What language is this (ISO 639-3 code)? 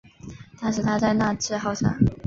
zho